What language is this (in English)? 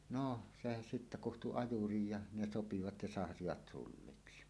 Finnish